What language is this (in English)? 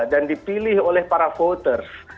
Indonesian